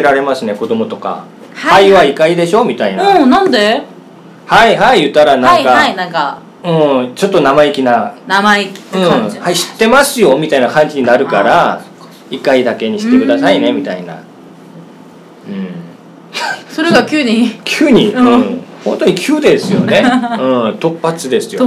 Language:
Japanese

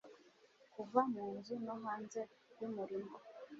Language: Kinyarwanda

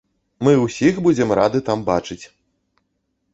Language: Belarusian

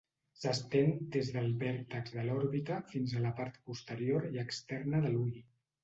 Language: Catalan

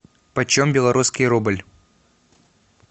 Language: Russian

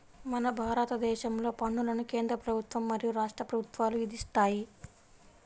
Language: Telugu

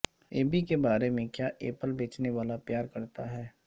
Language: Urdu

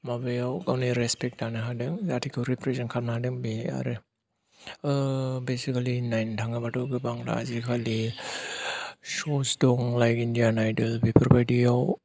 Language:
Bodo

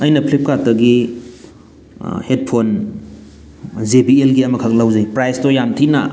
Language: Manipuri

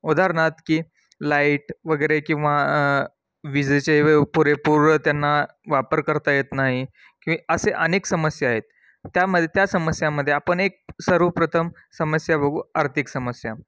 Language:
Marathi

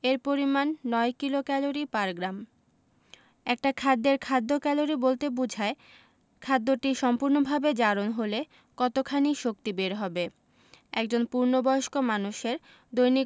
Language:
Bangla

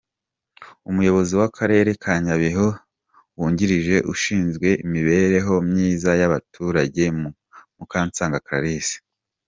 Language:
Kinyarwanda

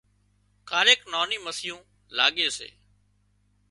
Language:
Wadiyara Koli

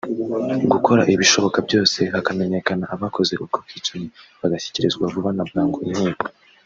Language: Kinyarwanda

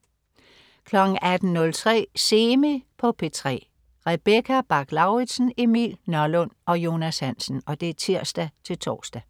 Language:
Danish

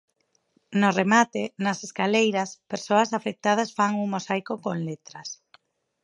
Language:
Galician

